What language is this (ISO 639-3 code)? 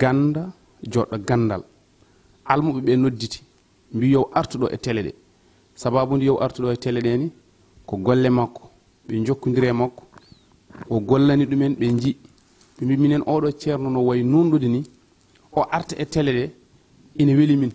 ind